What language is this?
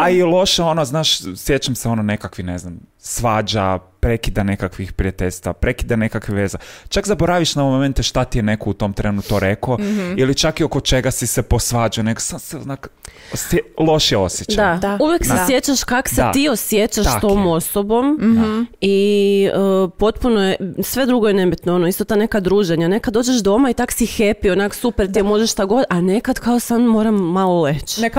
Croatian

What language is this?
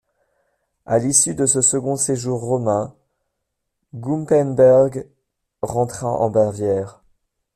French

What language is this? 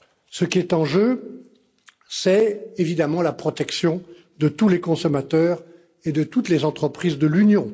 French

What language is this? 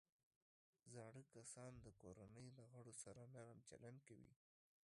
Pashto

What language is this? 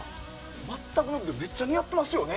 Japanese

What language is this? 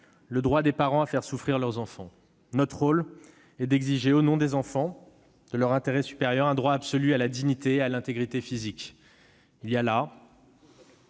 French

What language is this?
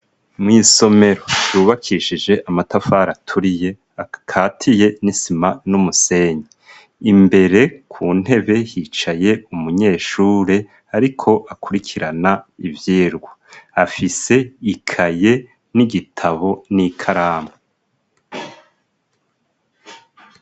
Rundi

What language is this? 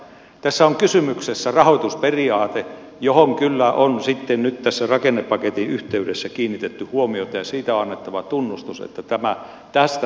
Finnish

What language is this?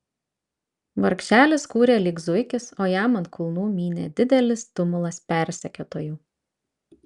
Lithuanian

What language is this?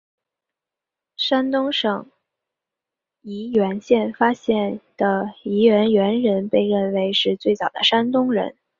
Chinese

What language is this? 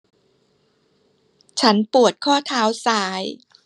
Thai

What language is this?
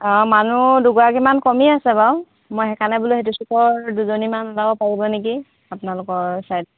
Assamese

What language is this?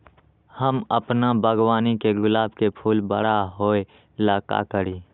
Magahi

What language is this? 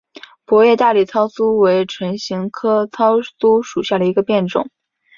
Chinese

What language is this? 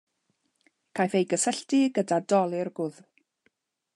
Welsh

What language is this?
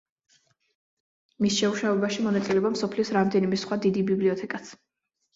Georgian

